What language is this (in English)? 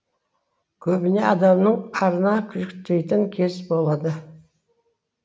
Kazakh